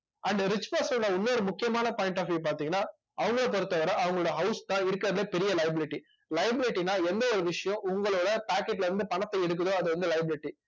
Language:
Tamil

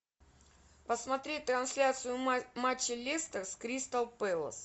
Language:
Russian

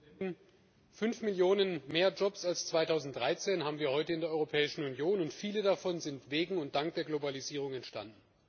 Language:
German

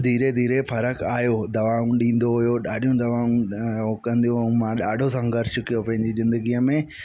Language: Sindhi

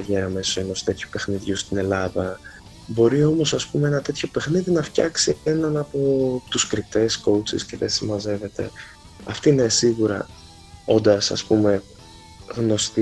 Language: Greek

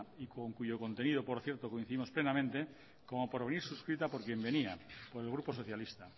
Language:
Spanish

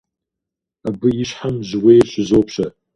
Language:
Kabardian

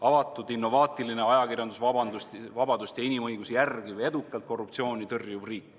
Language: Estonian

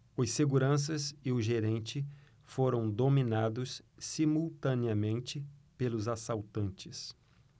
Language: Portuguese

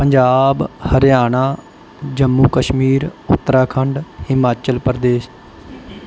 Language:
Punjabi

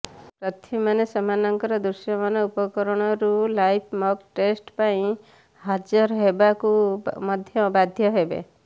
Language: Odia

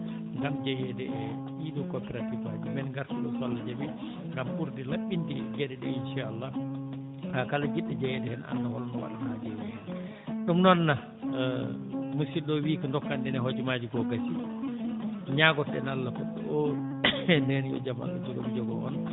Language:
Fula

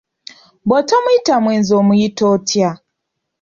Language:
Ganda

